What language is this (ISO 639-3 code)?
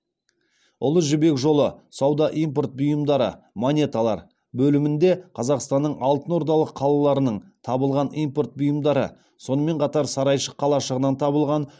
kaz